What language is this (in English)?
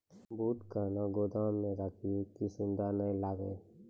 Maithili